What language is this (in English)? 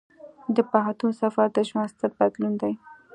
Pashto